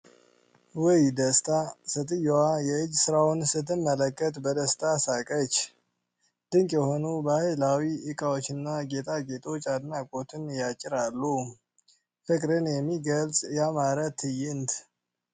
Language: Amharic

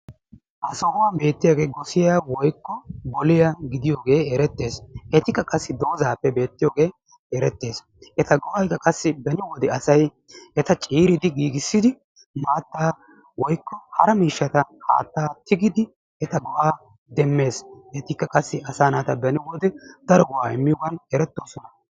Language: Wolaytta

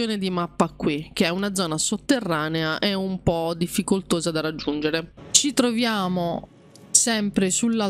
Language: Italian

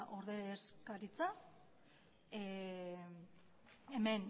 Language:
Basque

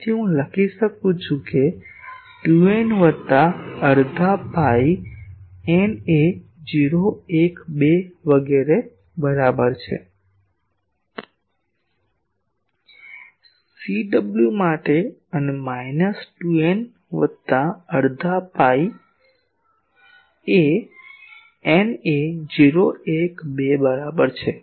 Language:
Gujarati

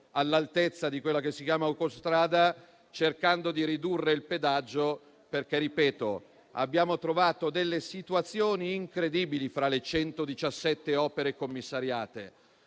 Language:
Italian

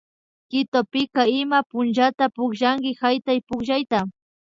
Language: Imbabura Highland Quichua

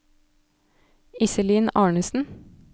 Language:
Norwegian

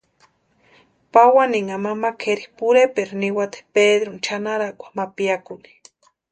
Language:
Western Highland Purepecha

